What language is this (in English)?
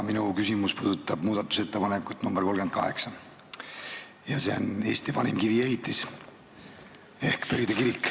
Estonian